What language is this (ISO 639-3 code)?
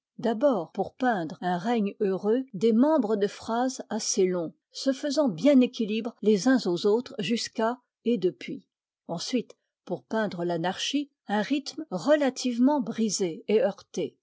fra